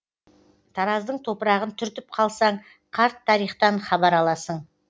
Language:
Kazakh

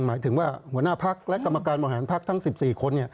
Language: Thai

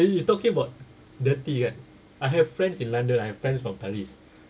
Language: English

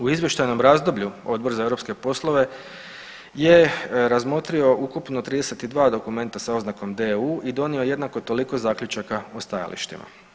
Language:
Croatian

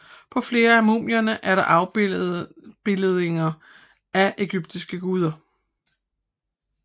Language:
Danish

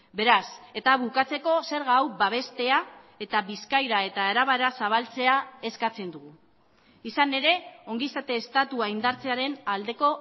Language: Basque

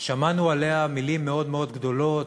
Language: Hebrew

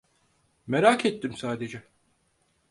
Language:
Turkish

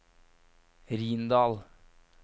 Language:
Norwegian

